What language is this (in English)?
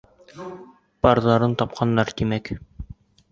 Bashkir